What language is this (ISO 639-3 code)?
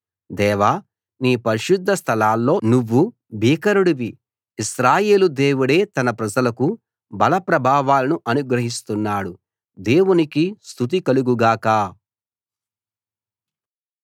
tel